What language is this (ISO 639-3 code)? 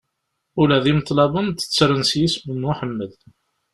kab